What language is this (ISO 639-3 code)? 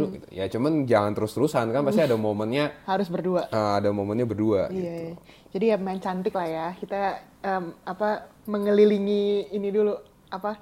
ind